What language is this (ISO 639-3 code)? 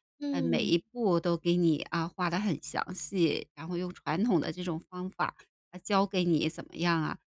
zho